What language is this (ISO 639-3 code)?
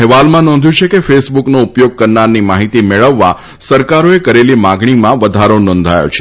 guj